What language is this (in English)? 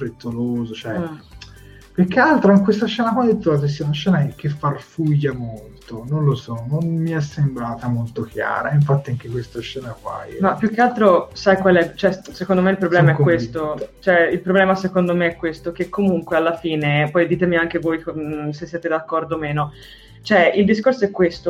Italian